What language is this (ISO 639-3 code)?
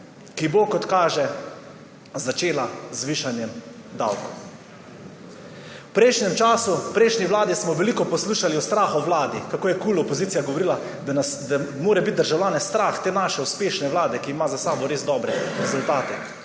slv